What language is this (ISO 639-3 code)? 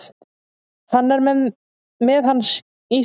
isl